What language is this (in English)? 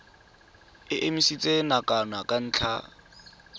Tswana